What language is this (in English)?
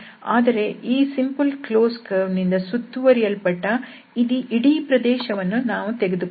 Kannada